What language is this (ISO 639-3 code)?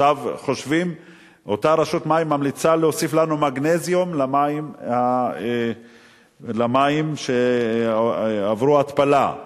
heb